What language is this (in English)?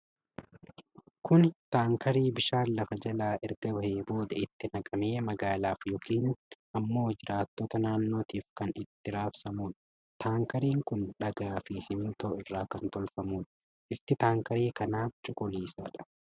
Oromo